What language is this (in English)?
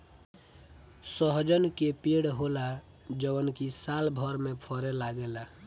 Bhojpuri